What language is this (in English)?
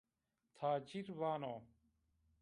Zaza